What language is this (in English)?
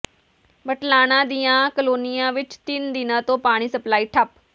Punjabi